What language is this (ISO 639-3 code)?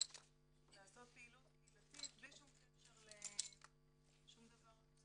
heb